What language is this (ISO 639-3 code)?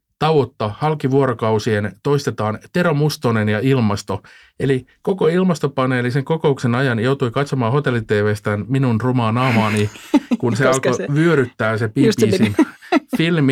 fin